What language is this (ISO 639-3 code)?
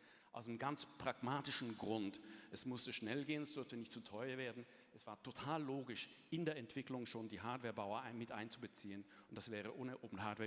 deu